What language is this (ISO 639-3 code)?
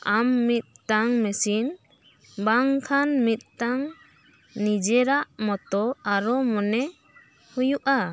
sat